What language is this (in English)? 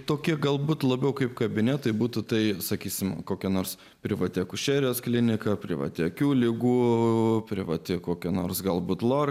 Lithuanian